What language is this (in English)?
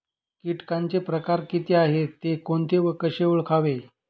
Marathi